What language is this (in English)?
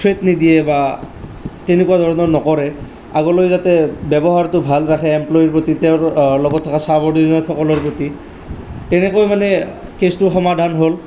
Assamese